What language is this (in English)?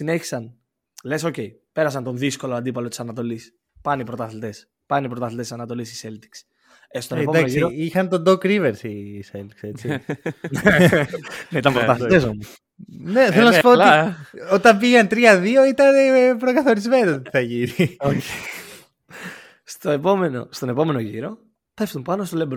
Greek